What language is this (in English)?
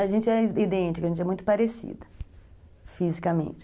Portuguese